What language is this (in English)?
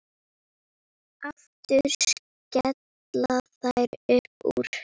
Icelandic